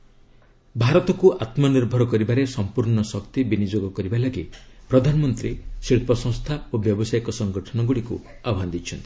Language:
Odia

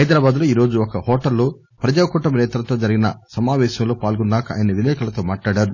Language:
Telugu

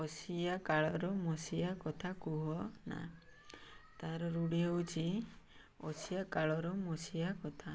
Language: Odia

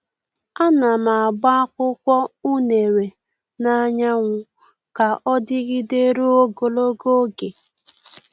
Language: Igbo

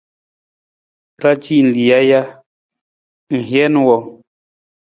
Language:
Nawdm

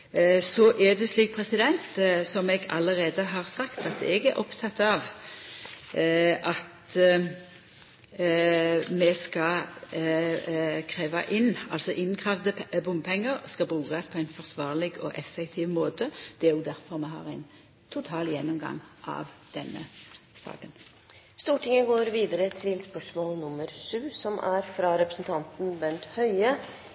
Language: Norwegian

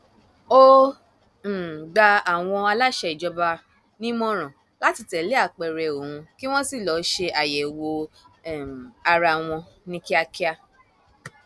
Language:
Yoruba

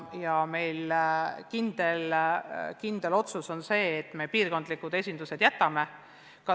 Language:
Estonian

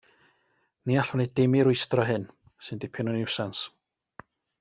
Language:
Welsh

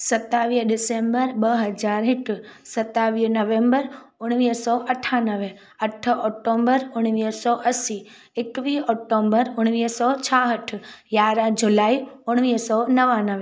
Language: Sindhi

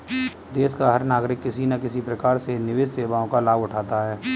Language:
Hindi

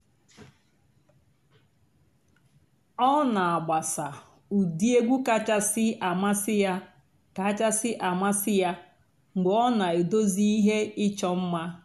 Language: Igbo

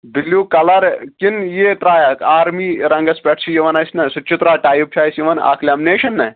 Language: Kashmiri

